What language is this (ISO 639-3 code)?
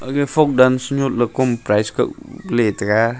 nnp